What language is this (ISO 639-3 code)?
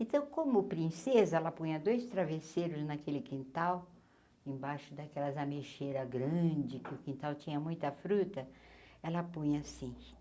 por